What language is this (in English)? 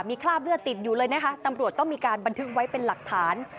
Thai